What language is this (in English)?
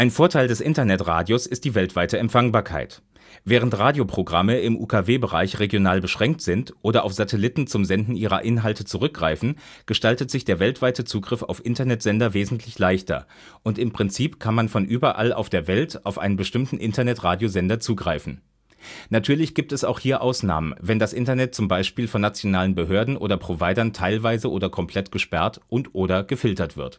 German